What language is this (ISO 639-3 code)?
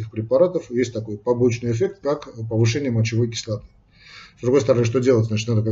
rus